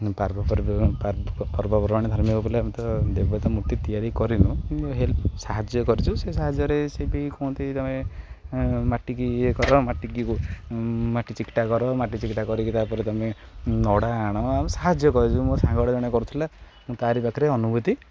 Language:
Odia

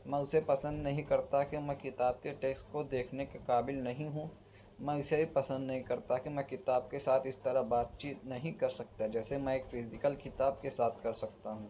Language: Urdu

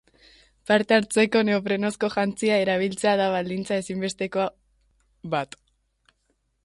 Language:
Basque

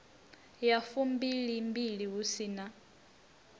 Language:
Venda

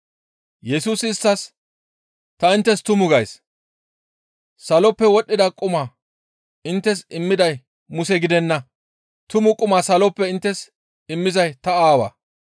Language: Gamo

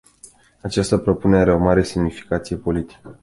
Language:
Romanian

